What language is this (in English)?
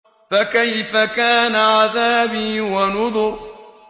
Arabic